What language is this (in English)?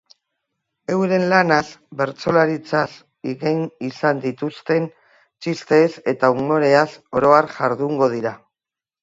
Basque